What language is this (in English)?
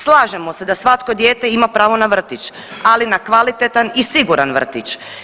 Croatian